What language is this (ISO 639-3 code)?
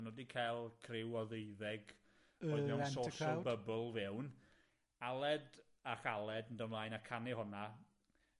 cym